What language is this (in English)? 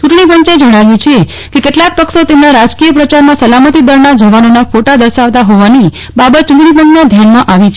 Gujarati